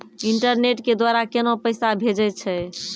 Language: Maithili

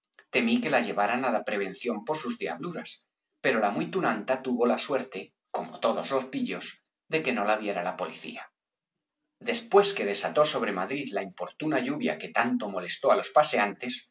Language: Spanish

